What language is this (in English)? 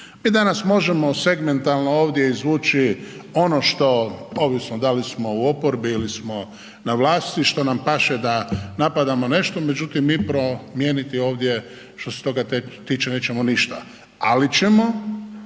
Croatian